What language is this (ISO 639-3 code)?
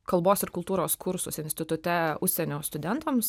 lit